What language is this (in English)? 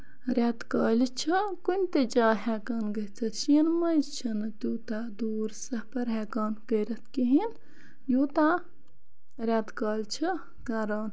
Kashmiri